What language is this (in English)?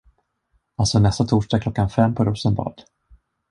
Swedish